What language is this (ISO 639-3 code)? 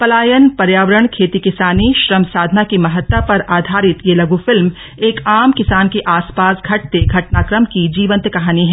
hin